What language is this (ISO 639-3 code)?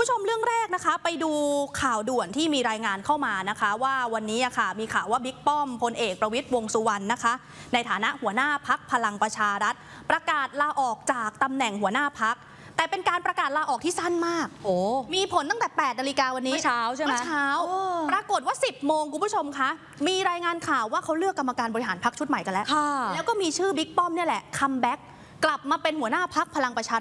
tha